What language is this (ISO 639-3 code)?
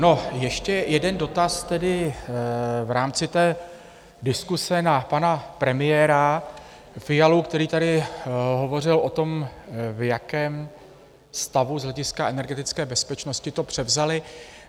ces